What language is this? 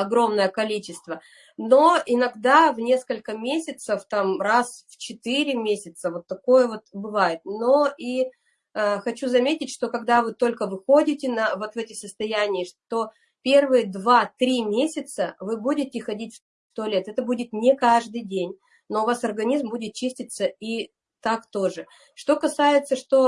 Russian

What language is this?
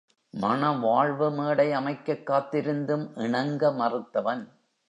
Tamil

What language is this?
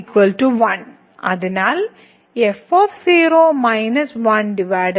Malayalam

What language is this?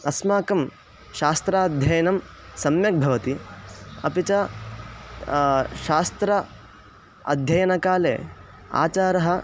Sanskrit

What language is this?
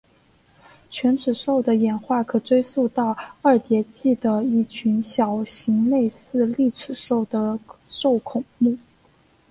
Chinese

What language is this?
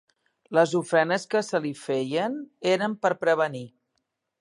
Catalan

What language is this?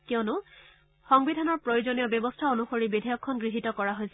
Assamese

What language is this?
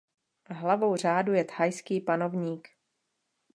Czech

